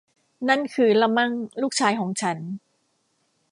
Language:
Thai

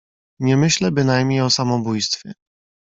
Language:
Polish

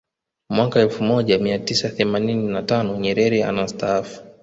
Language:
Swahili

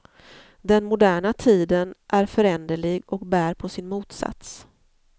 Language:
Swedish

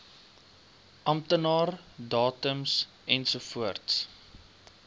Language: Afrikaans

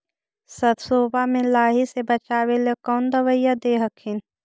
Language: Magahi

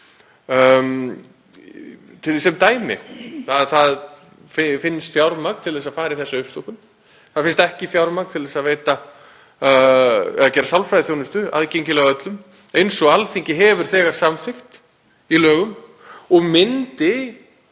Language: Icelandic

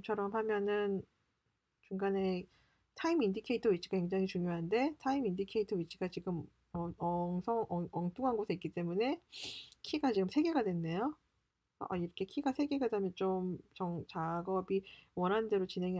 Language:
Korean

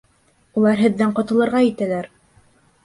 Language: Bashkir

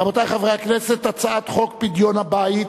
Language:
Hebrew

